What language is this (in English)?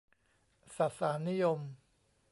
Thai